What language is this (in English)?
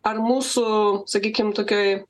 Lithuanian